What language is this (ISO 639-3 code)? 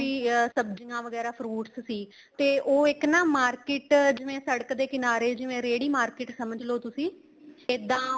pan